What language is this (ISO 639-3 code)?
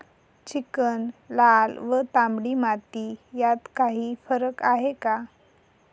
mar